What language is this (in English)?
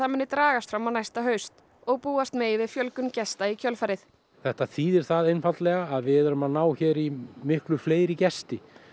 Icelandic